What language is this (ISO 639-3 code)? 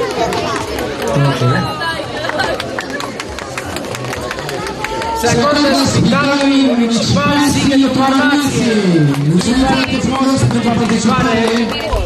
ron